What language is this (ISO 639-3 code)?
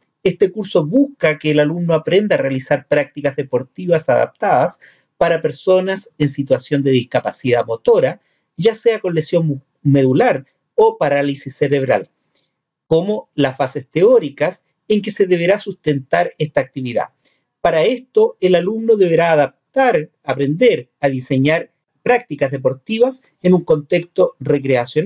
spa